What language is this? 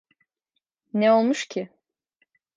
Turkish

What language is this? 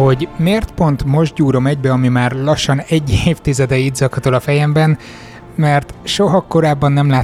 Hungarian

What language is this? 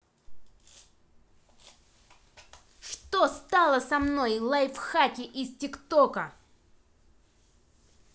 Russian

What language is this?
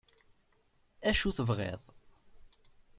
Kabyle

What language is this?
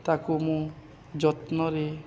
Odia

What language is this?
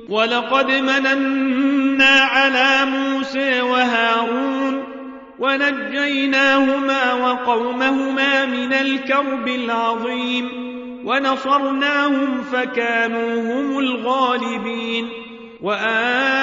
Arabic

